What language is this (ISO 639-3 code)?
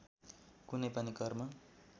nep